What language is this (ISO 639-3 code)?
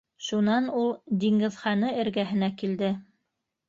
bak